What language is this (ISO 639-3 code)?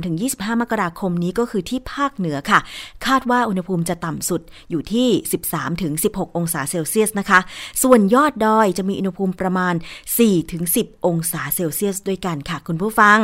tha